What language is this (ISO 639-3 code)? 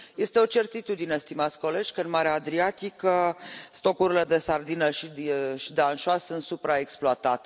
ron